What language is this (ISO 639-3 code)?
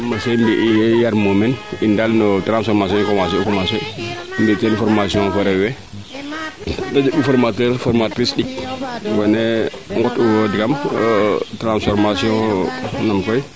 srr